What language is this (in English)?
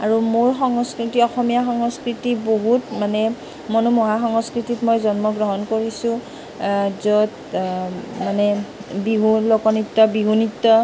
Assamese